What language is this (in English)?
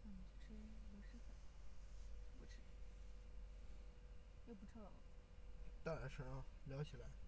Chinese